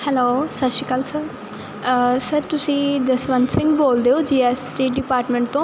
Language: Punjabi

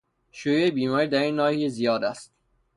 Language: Persian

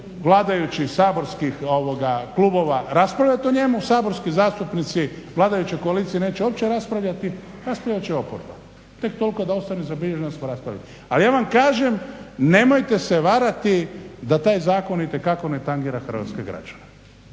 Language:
Croatian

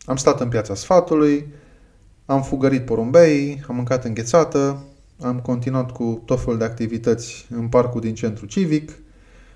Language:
Romanian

